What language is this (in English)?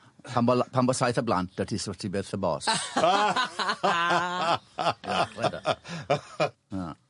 Welsh